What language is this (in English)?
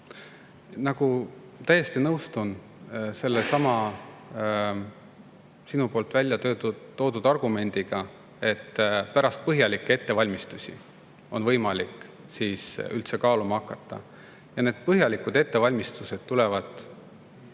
Estonian